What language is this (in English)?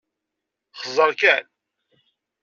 Kabyle